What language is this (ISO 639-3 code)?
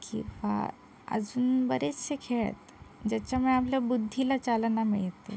mar